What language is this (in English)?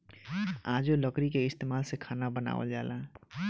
Bhojpuri